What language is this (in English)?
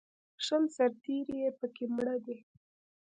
Pashto